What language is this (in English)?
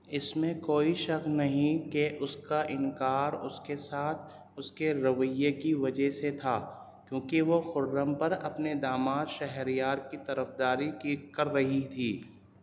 Urdu